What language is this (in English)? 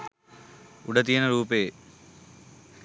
Sinhala